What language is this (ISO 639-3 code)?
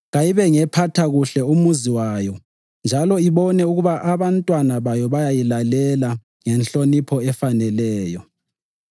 nde